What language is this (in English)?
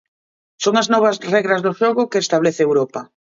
Galician